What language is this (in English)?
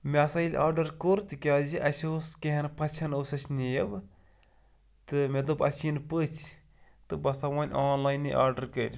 Kashmiri